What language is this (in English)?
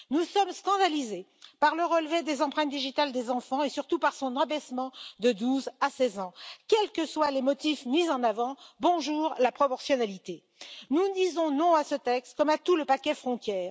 French